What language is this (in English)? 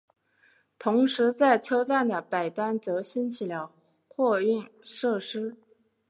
Chinese